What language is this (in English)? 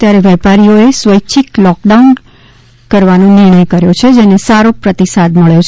Gujarati